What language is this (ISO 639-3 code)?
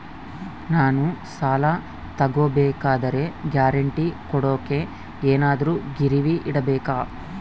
kan